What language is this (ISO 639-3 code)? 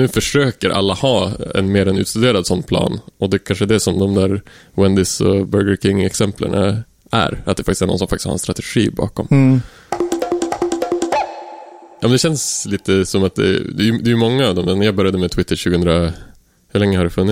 swe